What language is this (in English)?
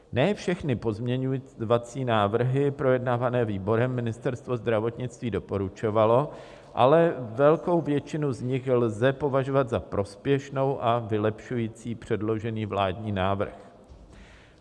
Czech